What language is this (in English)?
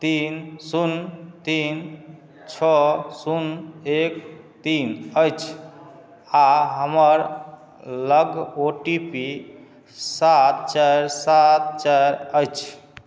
Maithili